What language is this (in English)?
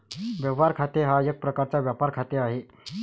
Marathi